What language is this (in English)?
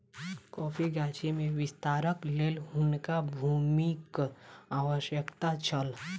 Maithili